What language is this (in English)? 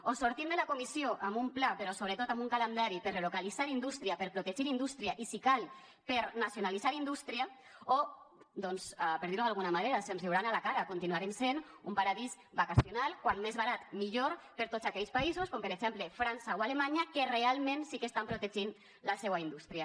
Catalan